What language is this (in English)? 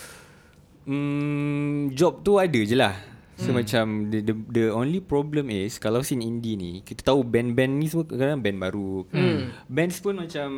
Malay